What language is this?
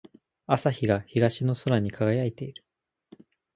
Japanese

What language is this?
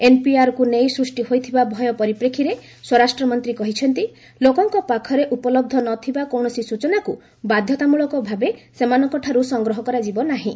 Odia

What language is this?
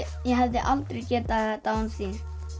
Icelandic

